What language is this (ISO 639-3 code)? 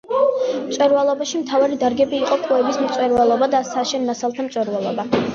kat